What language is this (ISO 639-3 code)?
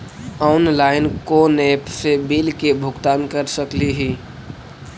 mag